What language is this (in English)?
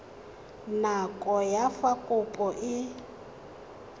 Tswana